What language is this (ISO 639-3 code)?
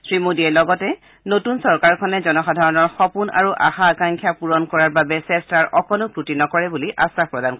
asm